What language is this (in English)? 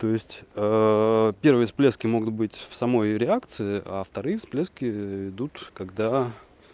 Russian